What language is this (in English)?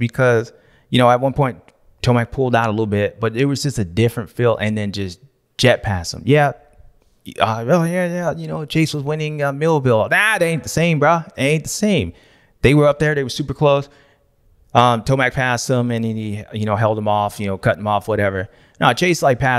English